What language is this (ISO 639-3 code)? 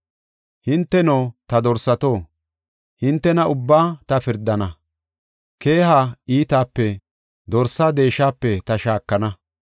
gof